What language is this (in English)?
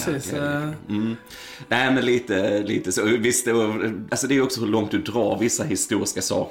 Swedish